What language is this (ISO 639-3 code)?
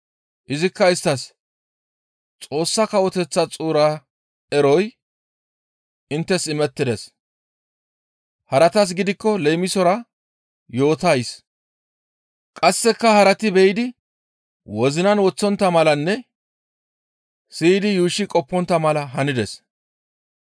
gmv